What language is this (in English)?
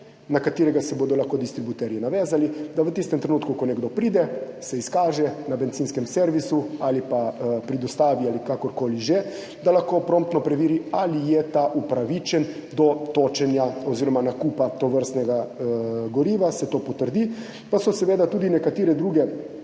Slovenian